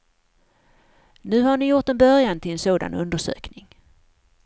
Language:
Swedish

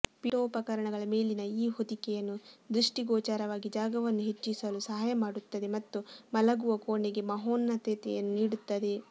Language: Kannada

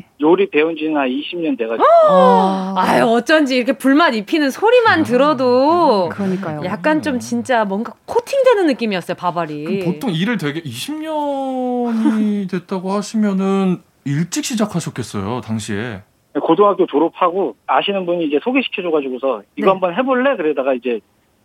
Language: Korean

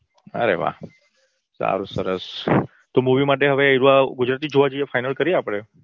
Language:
Gujarati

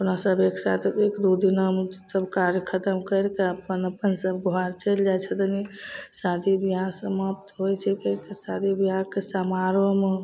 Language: Maithili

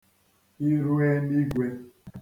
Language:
Igbo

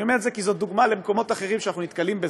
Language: Hebrew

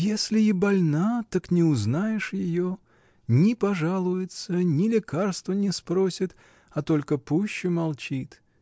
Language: Russian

